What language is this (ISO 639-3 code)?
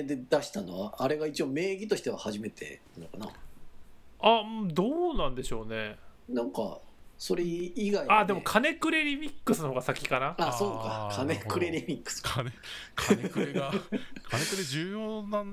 jpn